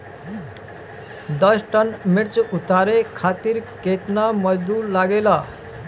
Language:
Bhojpuri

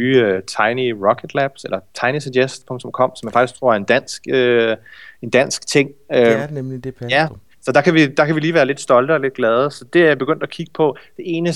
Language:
Danish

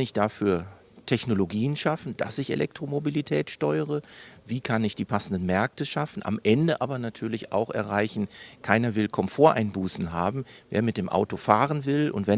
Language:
German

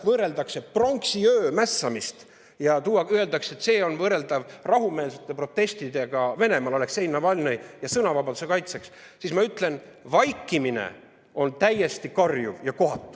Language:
Estonian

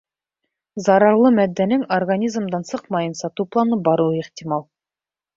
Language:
Bashkir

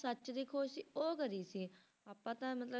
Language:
Punjabi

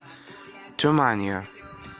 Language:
Russian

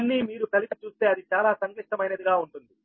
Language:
Telugu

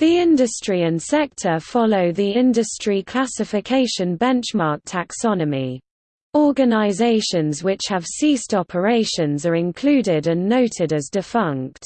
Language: English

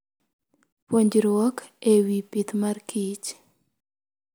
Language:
Luo (Kenya and Tanzania)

